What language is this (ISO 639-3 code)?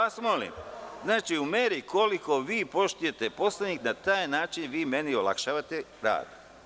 srp